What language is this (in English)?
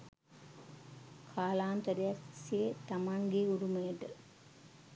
Sinhala